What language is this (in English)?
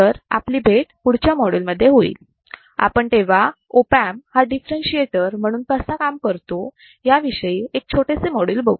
Marathi